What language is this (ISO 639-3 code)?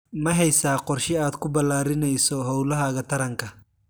som